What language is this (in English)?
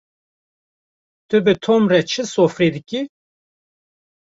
Kurdish